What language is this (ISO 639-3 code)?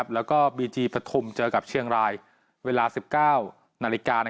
tha